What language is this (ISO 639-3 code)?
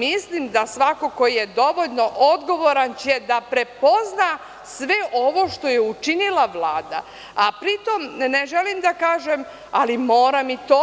srp